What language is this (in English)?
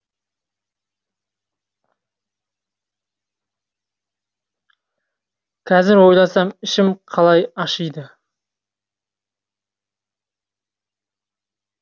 Kazakh